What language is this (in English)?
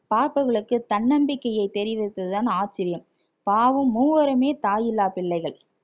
Tamil